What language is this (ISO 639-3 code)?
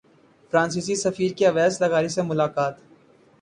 urd